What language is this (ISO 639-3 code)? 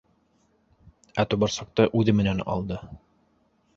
bak